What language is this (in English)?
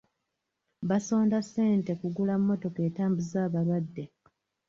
Ganda